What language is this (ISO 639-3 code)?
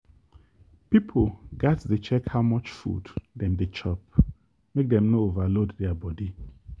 pcm